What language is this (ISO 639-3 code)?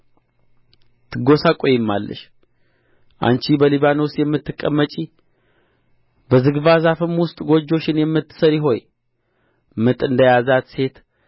amh